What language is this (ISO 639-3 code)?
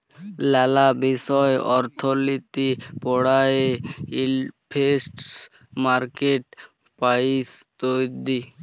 ben